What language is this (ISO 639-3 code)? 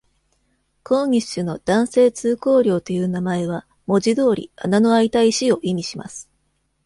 jpn